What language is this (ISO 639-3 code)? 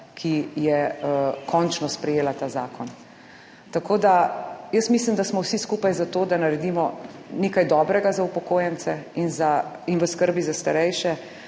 slv